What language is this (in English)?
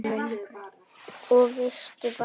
Icelandic